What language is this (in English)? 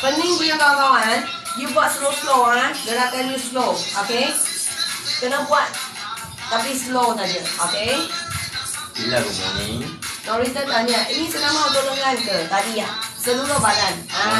Malay